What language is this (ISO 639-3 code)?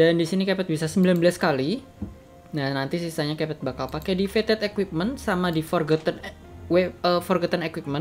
ind